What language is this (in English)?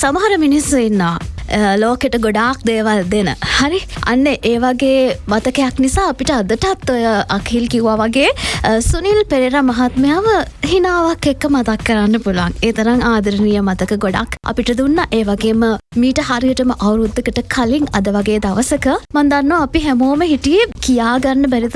Indonesian